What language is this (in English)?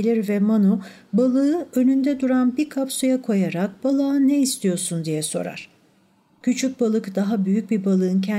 Turkish